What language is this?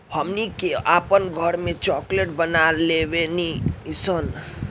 Bhojpuri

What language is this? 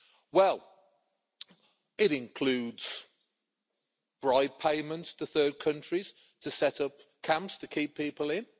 English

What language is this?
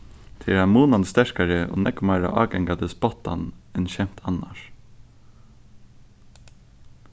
Faroese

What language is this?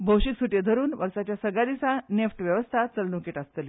Konkani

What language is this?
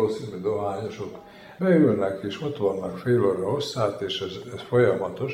Hungarian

